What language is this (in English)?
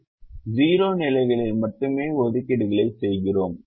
Tamil